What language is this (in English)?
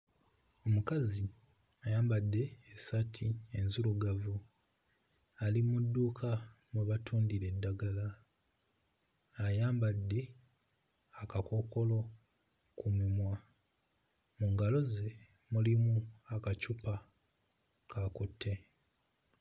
Ganda